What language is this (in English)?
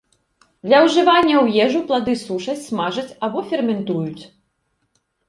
Belarusian